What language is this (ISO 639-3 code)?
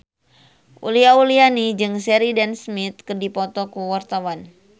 sun